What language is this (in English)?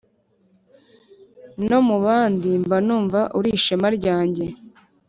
Kinyarwanda